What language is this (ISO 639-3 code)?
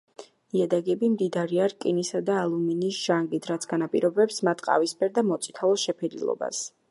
kat